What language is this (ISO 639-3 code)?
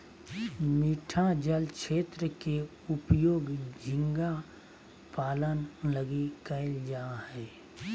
mag